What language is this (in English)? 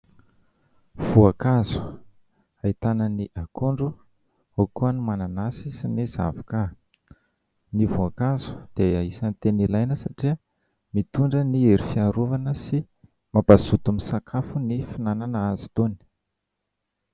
Malagasy